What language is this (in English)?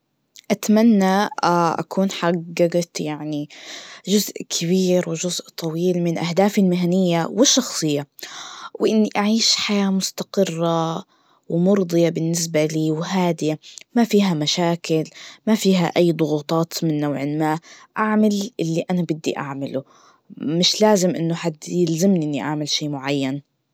Najdi Arabic